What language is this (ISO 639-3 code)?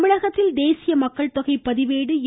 tam